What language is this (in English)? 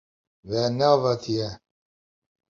Kurdish